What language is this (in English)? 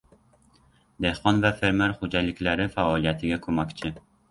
Uzbek